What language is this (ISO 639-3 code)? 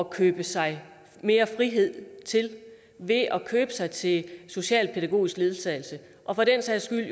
dan